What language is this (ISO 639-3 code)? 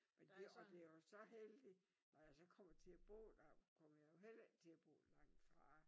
dan